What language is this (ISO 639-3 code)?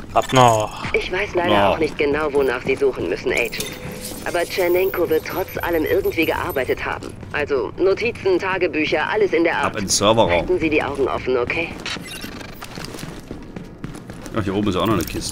deu